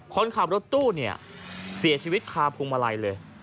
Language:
Thai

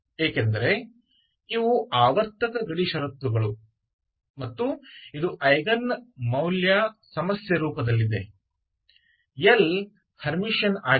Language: Kannada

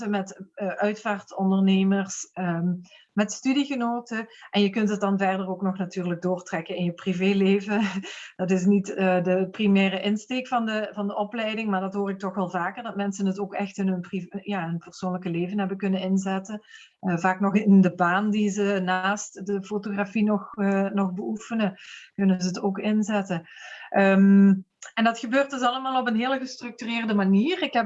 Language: Dutch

